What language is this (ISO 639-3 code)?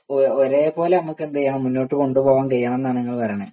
mal